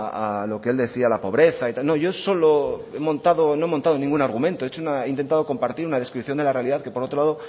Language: Spanish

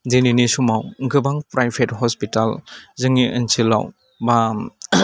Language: Bodo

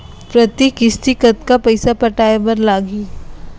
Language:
Chhattisgarhi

